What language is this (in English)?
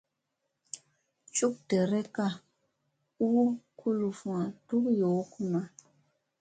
Musey